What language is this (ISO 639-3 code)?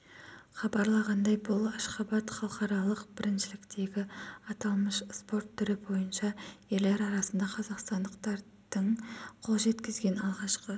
kaz